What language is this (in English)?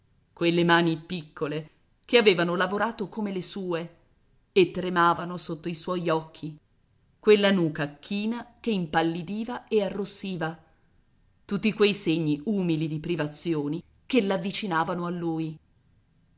Italian